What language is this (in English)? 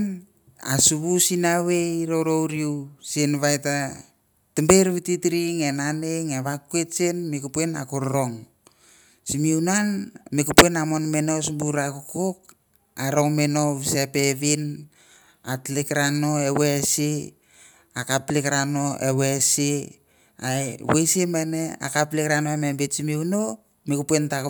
Mandara